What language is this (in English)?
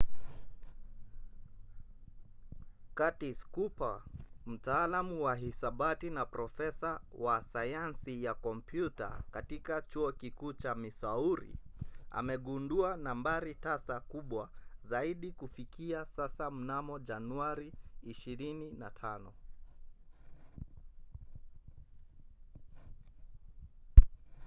Swahili